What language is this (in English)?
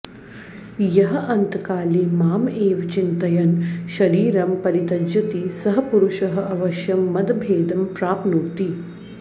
Sanskrit